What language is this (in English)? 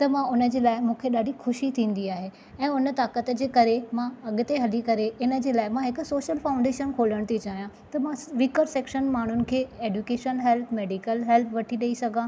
Sindhi